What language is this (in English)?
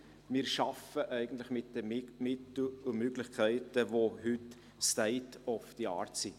Swiss German